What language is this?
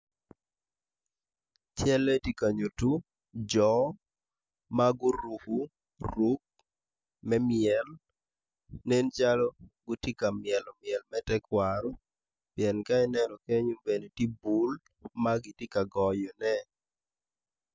Acoli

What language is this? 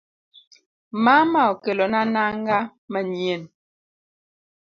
Luo (Kenya and Tanzania)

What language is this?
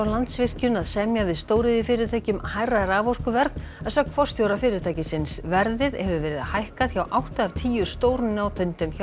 Icelandic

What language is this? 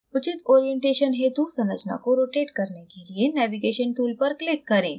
Hindi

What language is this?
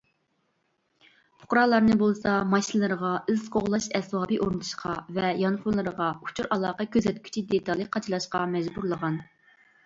Uyghur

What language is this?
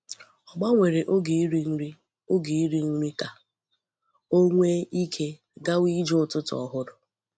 Igbo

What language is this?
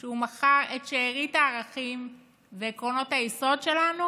Hebrew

